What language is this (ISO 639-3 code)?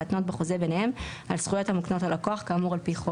heb